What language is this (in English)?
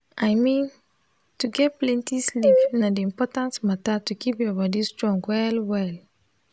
Nigerian Pidgin